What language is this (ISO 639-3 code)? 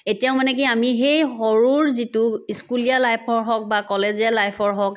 asm